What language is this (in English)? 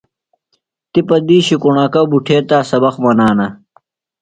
Phalura